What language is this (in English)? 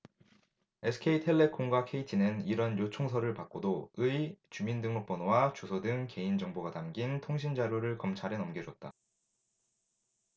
Korean